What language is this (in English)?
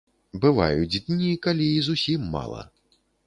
Belarusian